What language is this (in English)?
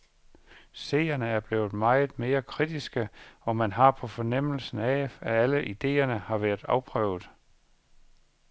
Danish